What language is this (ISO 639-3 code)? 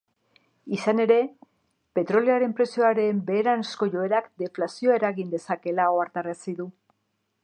eus